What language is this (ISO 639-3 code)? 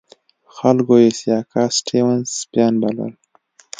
pus